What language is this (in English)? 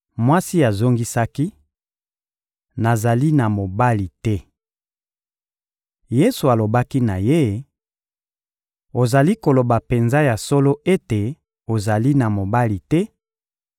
Lingala